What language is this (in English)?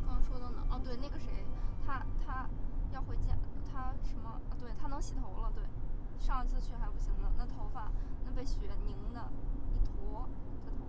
Chinese